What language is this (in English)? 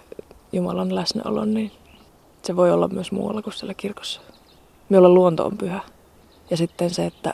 Finnish